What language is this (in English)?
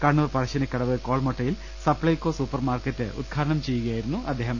Malayalam